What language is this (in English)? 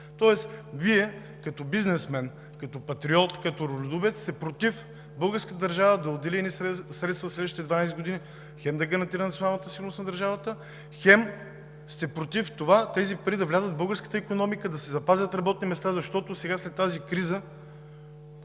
Bulgarian